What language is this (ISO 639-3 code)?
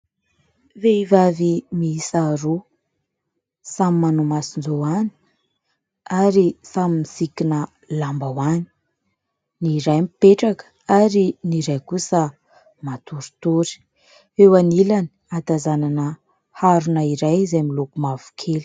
mlg